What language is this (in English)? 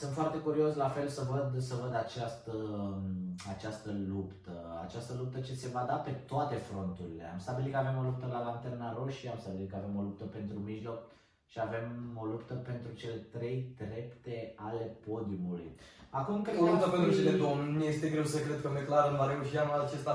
Romanian